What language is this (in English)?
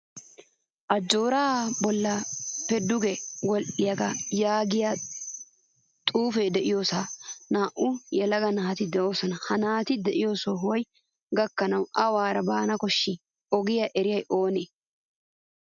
Wolaytta